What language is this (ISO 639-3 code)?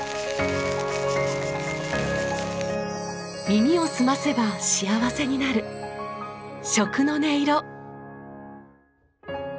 jpn